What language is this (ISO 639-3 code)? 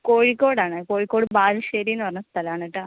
mal